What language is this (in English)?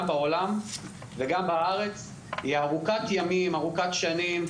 Hebrew